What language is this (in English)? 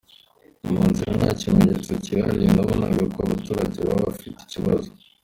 Kinyarwanda